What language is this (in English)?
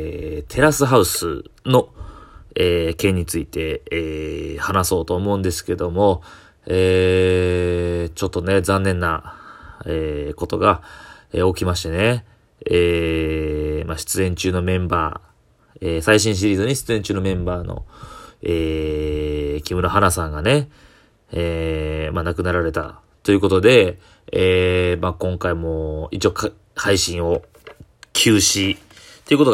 Japanese